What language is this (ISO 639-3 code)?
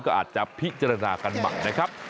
tha